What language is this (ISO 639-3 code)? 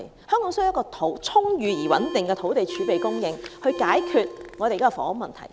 yue